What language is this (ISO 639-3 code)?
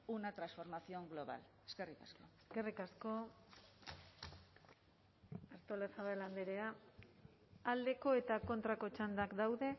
eus